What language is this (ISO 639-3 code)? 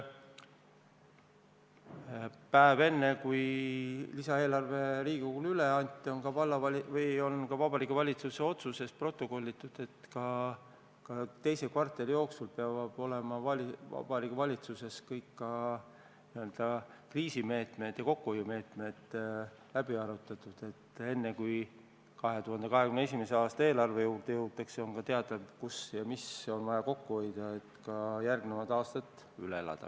est